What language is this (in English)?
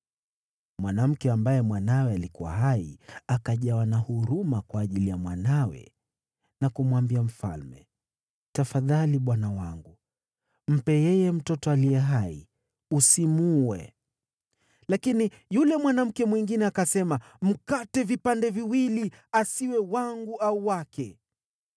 Swahili